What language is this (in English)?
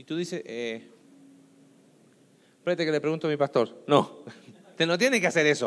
Spanish